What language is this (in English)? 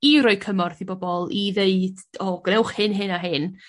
Welsh